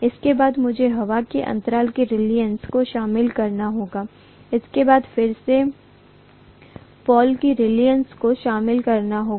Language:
Hindi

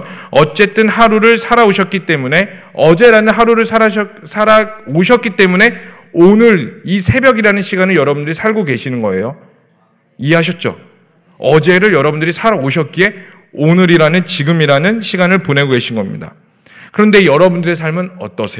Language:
Korean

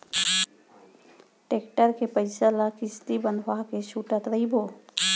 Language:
Chhattisgarhi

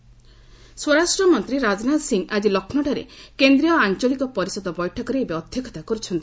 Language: Odia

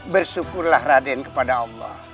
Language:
Indonesian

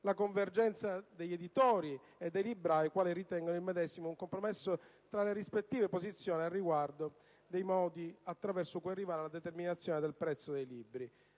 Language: Italian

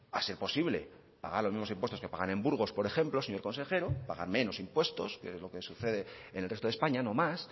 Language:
Spanish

